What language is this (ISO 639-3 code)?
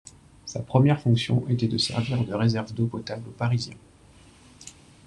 fra